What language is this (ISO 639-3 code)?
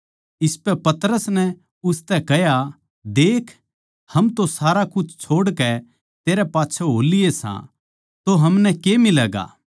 bgc